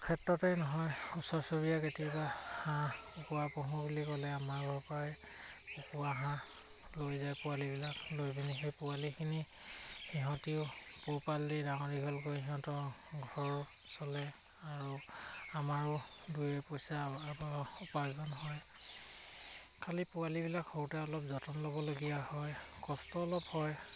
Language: Assamese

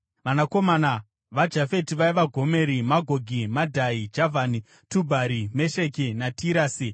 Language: Shona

